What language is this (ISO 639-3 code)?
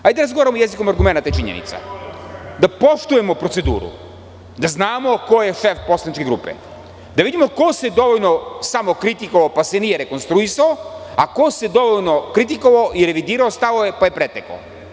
srp